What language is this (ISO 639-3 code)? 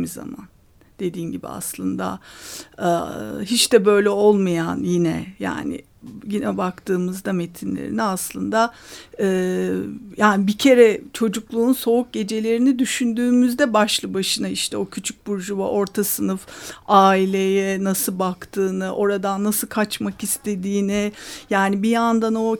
tur